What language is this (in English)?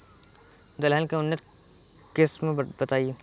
Bhojpuri